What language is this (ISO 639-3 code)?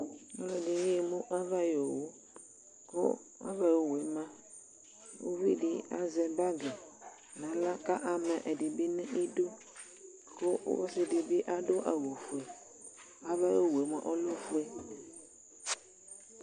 kpo